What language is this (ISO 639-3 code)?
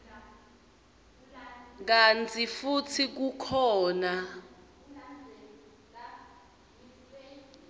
ssw